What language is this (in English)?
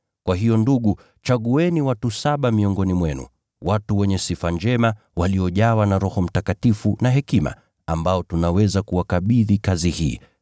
Swahili